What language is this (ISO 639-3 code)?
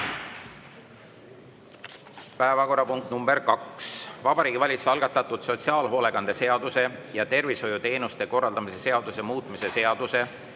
est